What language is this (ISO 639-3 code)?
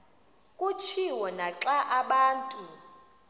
xho